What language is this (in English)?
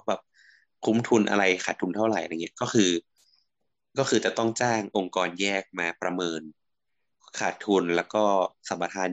Thai